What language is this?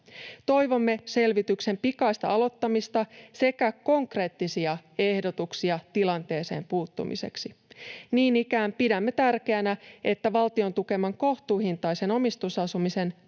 Finnish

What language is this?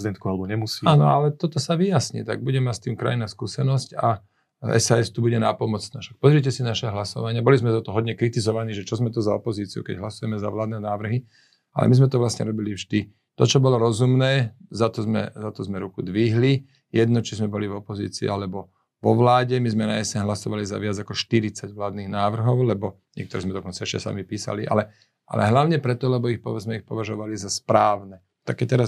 Slovak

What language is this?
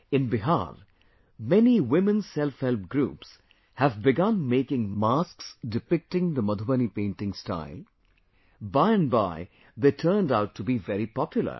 English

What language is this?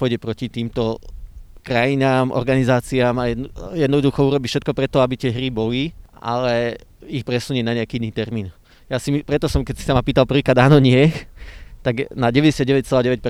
Slovak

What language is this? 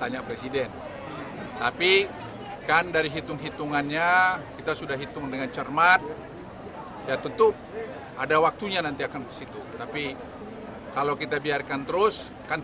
Indonesian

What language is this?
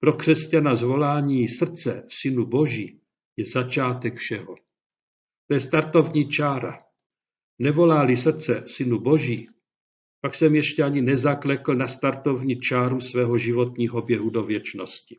Czech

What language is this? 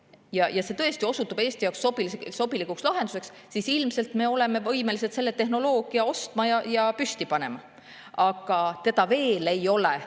Estonian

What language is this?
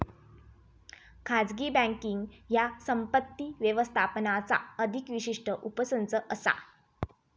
Marathi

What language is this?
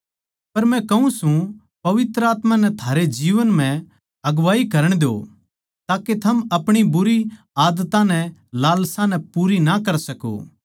Haryanvi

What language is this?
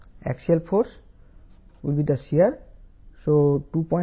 Telugu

